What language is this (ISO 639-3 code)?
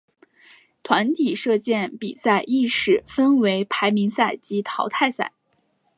zho